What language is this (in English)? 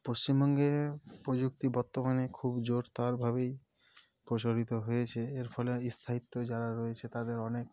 Bangla